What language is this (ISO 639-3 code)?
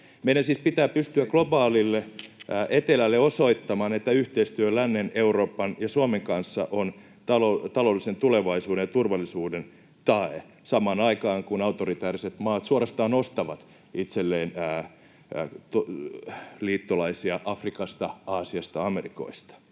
fin